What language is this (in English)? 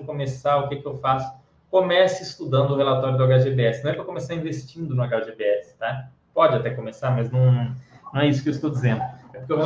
Portuguese